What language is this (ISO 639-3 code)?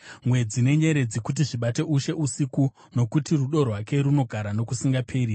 sna